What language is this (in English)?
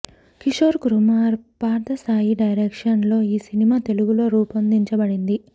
Telugu